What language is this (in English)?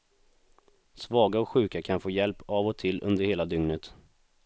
Swedish